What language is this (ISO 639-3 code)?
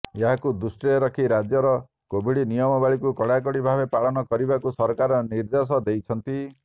ori